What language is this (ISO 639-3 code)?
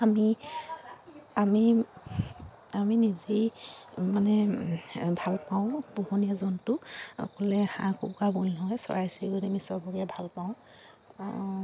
asm